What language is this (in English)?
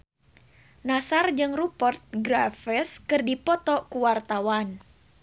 Sundanese